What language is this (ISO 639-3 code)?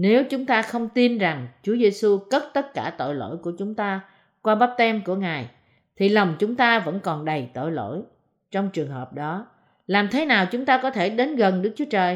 vie